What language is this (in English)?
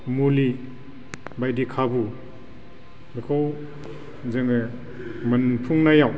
Bodo